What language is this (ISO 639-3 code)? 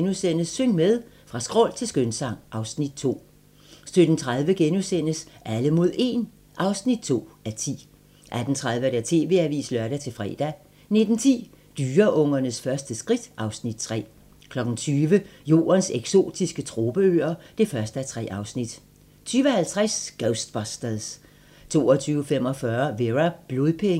dan